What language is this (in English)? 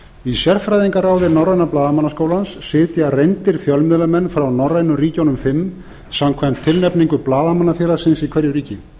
Icelandic